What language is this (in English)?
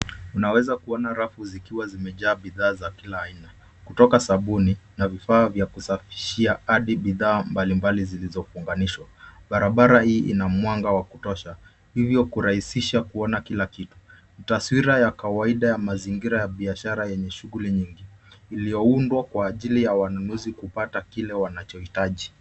Swahili